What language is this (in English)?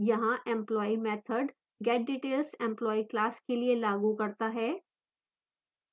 Hindi